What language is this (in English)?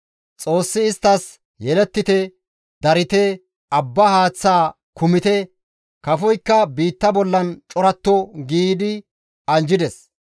Gamo